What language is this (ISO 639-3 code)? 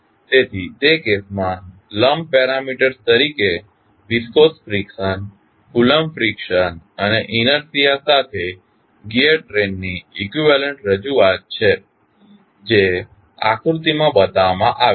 guj